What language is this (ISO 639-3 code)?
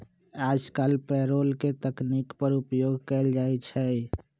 mag